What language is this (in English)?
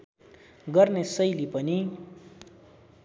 Nepali